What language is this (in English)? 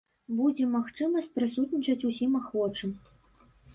Belarusian